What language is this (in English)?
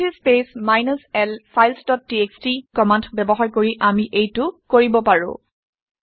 Assamese